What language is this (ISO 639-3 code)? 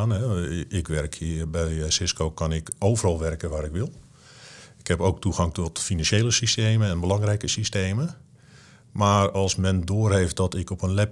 nld